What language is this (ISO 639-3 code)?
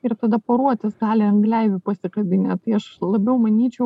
lit